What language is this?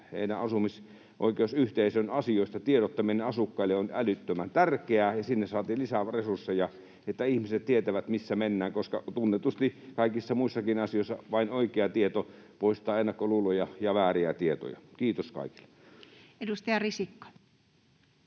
Finnish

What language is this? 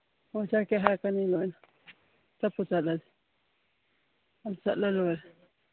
Manipuri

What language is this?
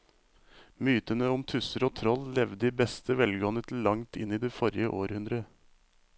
Norwegian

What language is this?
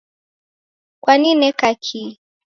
Taita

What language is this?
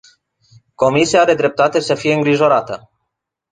Romanian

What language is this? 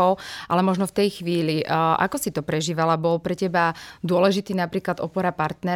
Slovak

